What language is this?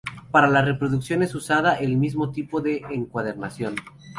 Spanish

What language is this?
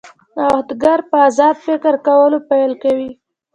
Pashto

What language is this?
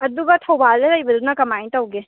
Manipuri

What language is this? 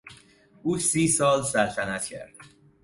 Persian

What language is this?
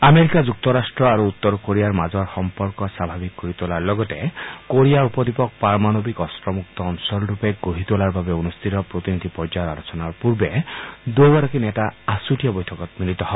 Assamese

